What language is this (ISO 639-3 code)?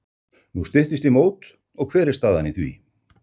isl